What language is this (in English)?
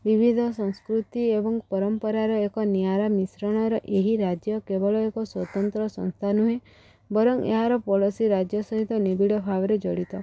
Odia